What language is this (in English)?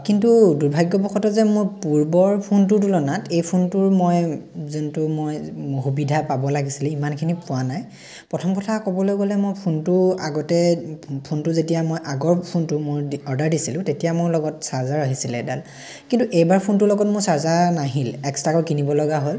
Assamese